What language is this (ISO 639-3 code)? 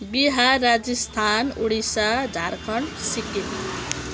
nep